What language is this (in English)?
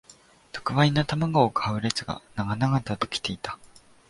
Japanese